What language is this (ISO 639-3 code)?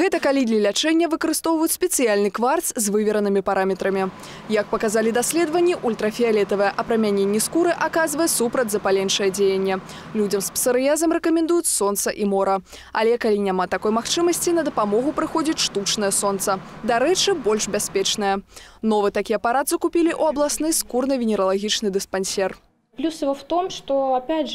rus